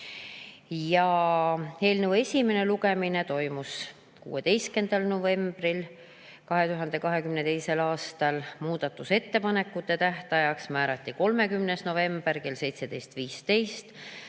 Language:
Estonian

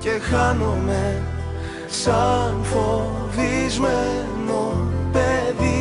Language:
Greek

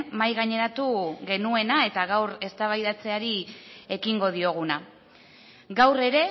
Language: Basque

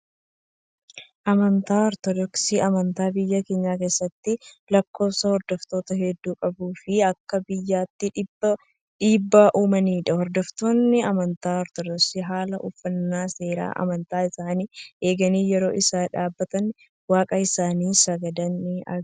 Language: Oromo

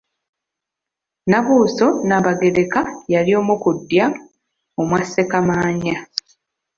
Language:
Ganda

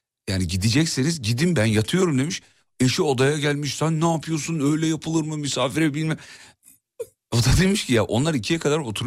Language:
Turkish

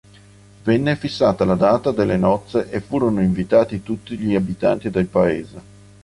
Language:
Italian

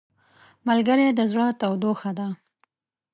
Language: Pashto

